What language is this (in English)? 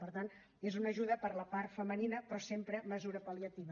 Catalan